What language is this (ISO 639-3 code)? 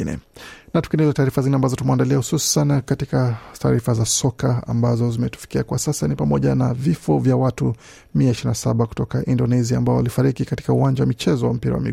swa